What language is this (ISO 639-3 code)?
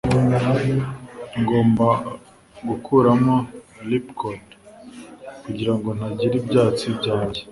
kin